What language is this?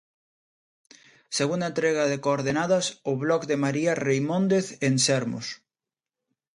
Galician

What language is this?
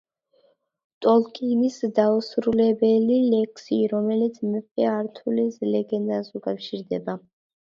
Georgian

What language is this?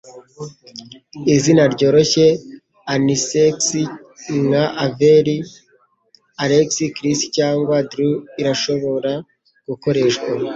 Kinyarwanda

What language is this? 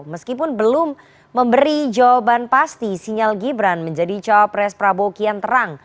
Indonesian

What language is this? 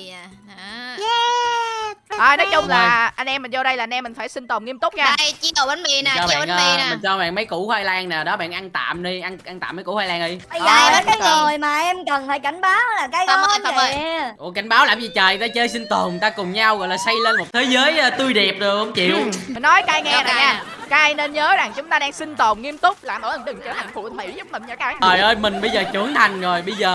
Vietnamese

